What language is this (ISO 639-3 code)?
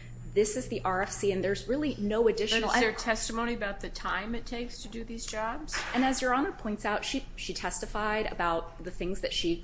eng